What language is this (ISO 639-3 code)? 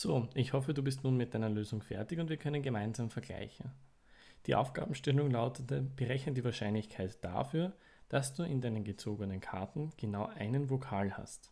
deu